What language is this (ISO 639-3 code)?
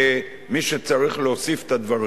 heb